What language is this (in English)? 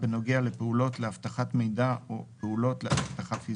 Hebrew